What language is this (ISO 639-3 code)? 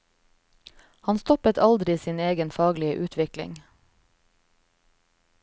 nor